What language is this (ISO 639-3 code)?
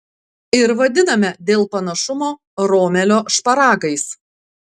lit